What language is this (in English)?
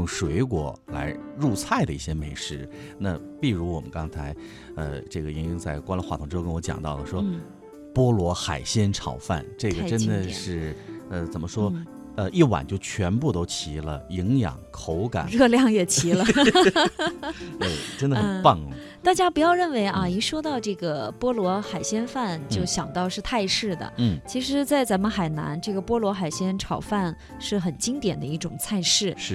Chinese